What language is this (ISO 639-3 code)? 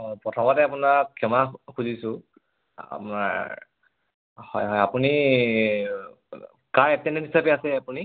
asm